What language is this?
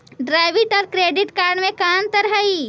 Magahi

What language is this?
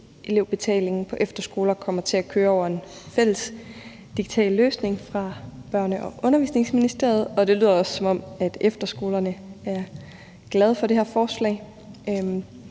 Danish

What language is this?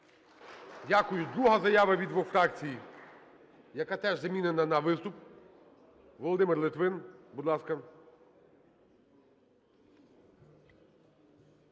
Ukrainian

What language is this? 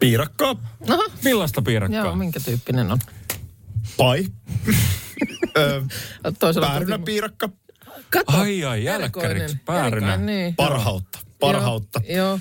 Finnish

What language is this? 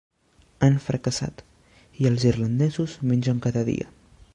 Catalan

